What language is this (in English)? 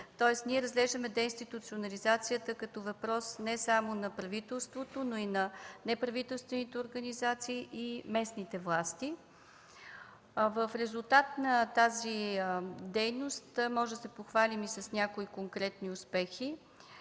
Bulgarian